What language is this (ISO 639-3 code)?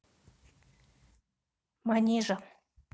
rus